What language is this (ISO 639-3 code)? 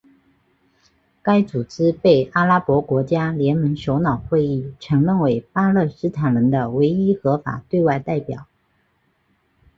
zho